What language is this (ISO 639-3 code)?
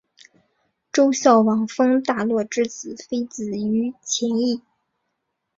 zho